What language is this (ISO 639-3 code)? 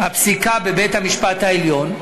heb